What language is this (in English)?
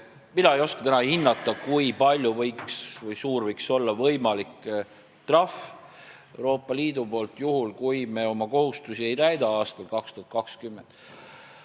Estonian